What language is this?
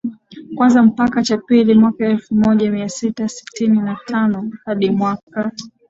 Swahili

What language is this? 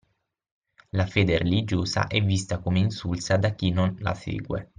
Italian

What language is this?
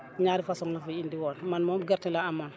Wolof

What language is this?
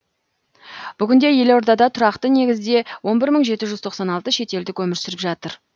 Kazakh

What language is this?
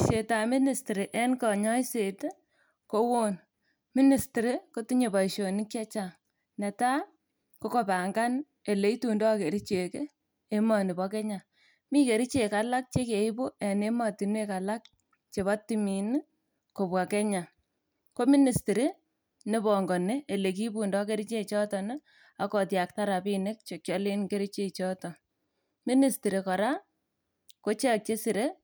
Kalenjin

